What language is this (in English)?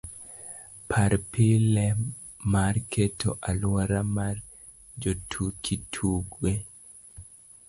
Luo (Kenya and Tanzania)